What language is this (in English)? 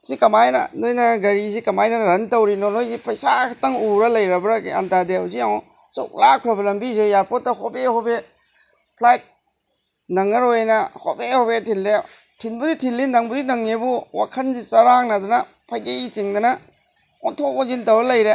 Manipuri